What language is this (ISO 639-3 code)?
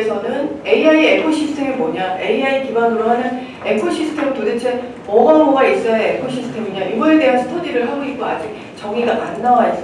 kor